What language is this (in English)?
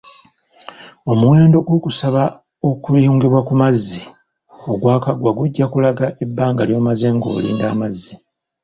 Ganda